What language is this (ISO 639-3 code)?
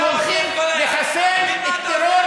heb